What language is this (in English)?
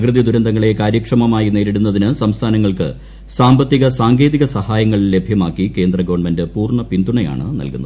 Malayalam